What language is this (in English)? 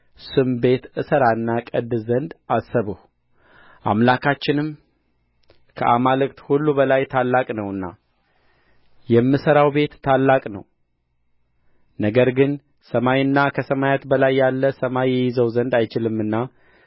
Amharic